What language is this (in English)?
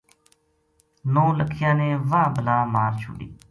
Gujari